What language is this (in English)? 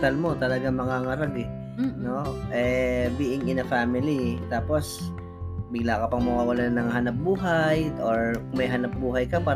Filipino